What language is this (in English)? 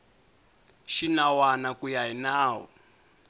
Tsonga